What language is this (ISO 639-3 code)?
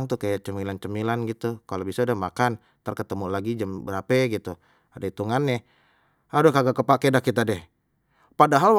bew